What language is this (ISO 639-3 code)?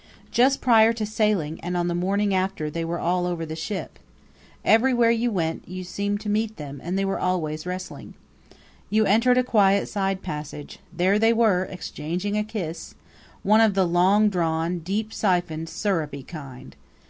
eng